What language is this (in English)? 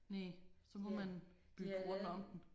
Danish